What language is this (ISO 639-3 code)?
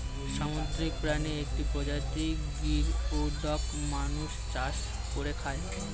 ben